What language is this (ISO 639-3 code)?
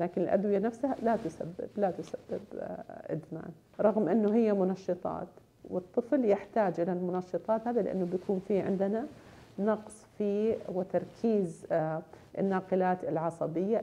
ara